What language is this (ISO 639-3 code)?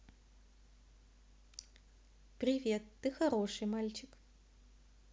rus